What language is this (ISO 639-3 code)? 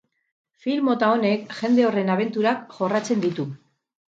eus